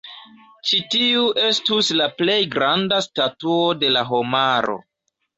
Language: Esperanto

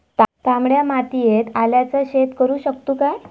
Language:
Marathi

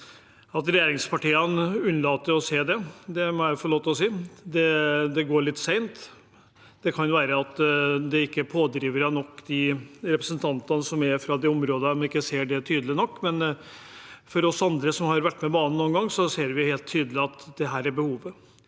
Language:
Norwegian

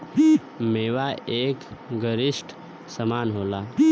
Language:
Bhojpuri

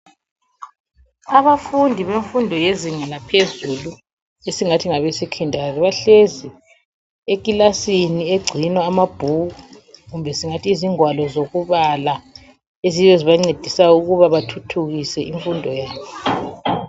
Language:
North Ndebele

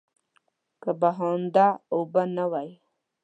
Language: Pashto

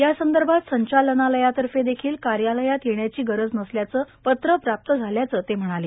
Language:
Marathi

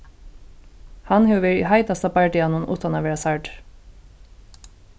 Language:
Faroese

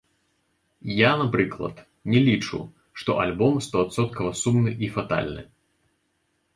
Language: Belarusian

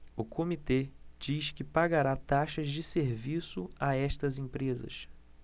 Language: Portuguese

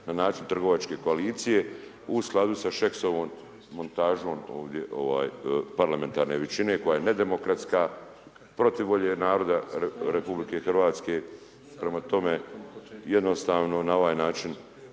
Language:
Croatian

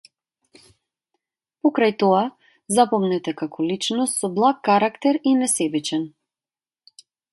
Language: Macedonian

